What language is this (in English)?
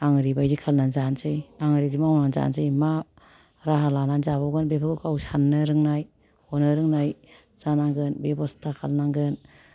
Bodo